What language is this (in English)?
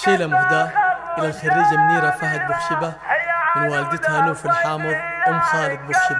Arabic